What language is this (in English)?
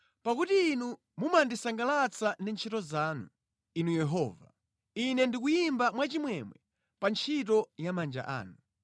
Nyanja